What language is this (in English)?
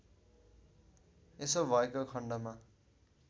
Nepali